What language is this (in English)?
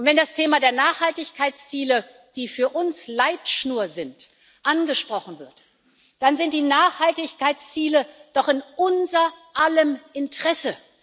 German